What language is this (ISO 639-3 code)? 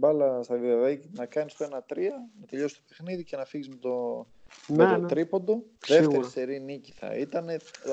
ell